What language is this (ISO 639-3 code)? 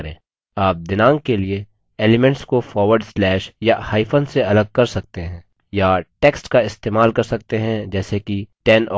hin